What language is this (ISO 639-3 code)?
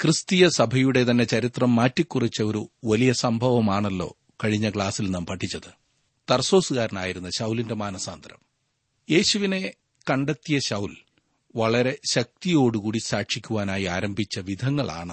mal